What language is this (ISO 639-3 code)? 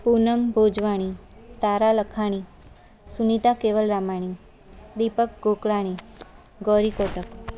snd